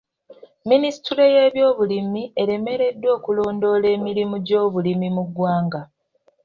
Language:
Ganda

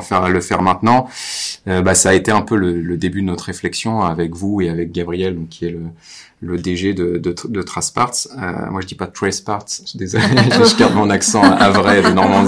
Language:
French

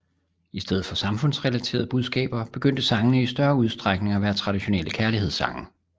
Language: Danish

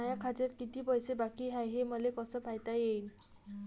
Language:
Marathi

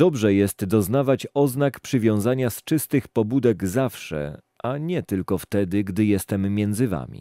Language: Polish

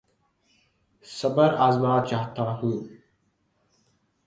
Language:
Urdu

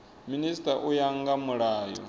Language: Venda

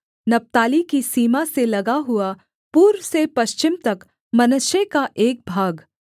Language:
Hindi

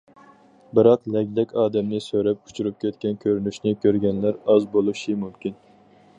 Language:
Uyghur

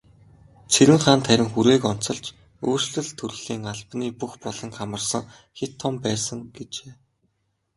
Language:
Mongolian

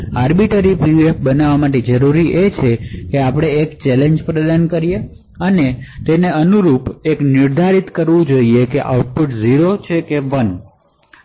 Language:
Gujarati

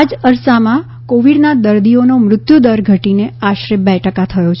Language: Gujarati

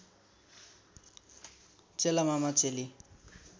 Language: Nepali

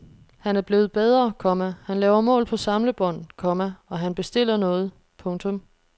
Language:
Danish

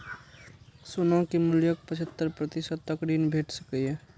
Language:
Maithili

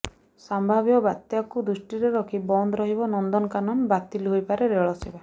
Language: Odia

